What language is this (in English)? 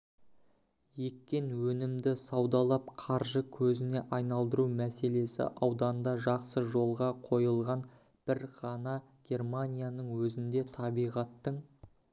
Kazakh